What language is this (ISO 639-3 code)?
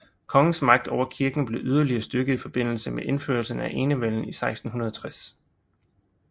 dan